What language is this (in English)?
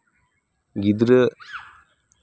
Santali